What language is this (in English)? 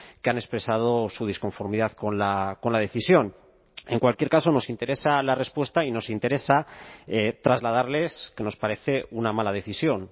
Spanish